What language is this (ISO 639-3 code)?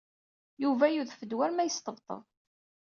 kab